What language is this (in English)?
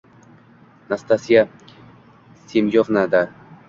Uzbek